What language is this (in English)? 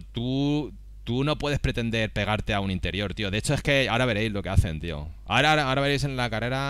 Spanish